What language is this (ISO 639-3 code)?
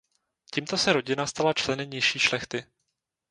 ces